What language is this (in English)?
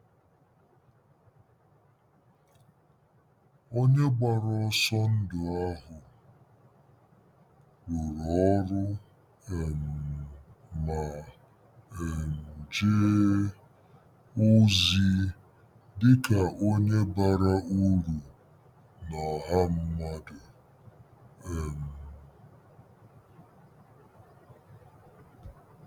Igbo